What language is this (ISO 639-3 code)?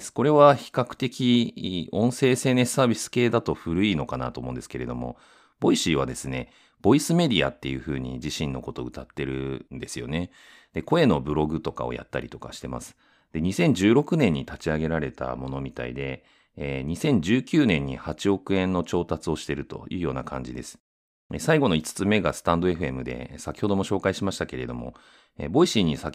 jpn